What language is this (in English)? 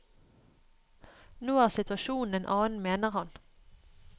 Norwegian